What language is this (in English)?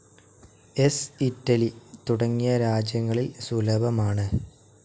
Malayalam